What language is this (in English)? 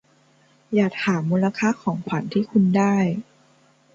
Thai